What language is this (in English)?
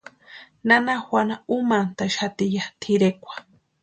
Western Highland Purepecha